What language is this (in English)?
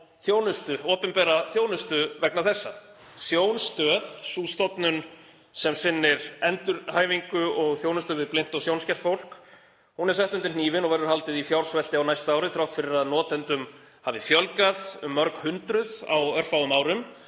Icelandic